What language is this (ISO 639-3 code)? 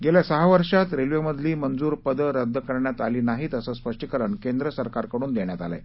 mar